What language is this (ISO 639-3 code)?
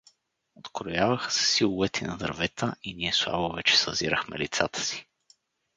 bul